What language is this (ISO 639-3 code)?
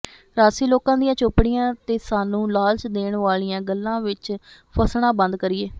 pan